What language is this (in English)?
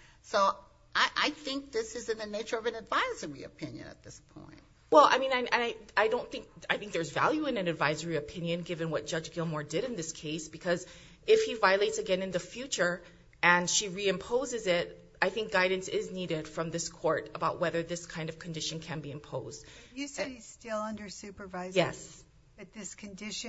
English